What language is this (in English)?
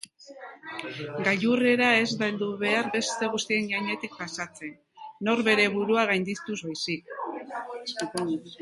Basque